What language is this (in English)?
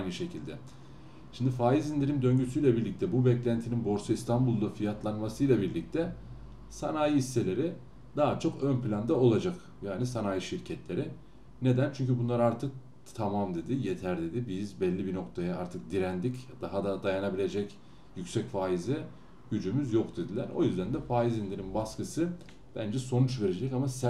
Turkish